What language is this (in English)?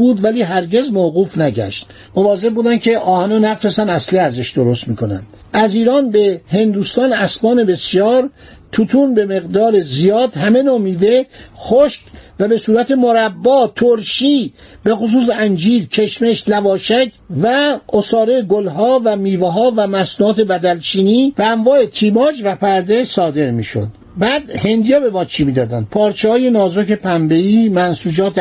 Persian